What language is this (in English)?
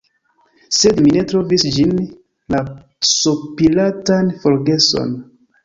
Esperanto